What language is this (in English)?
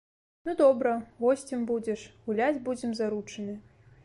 Belarusian